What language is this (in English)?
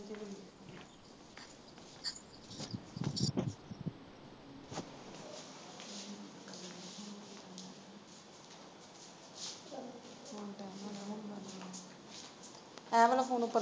Punjabi